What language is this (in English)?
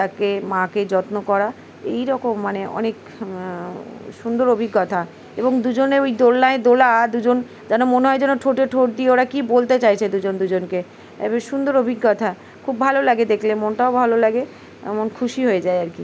Bangla